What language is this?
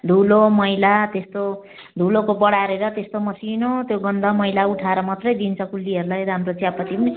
Nepali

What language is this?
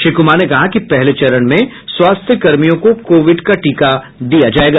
Hindi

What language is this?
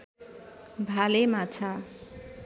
Nepali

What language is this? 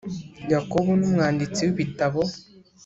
Kinyarwanda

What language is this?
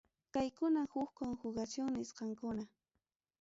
Ayacucho Quechua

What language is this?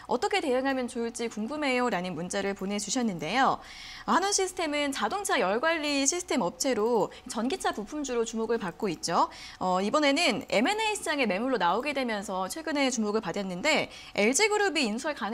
Korean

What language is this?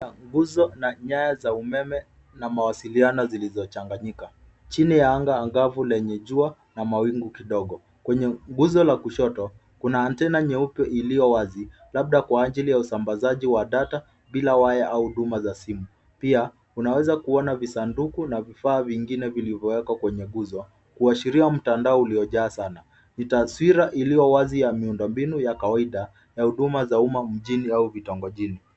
Swahili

